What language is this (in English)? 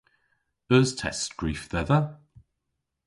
Cornish